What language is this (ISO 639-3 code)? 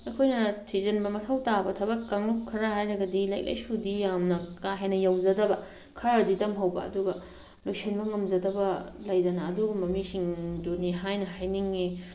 mni